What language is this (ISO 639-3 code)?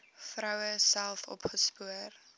afr